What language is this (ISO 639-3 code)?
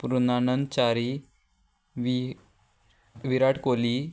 kok